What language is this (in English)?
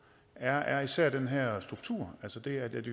Danish